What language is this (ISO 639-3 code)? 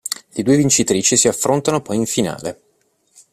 ita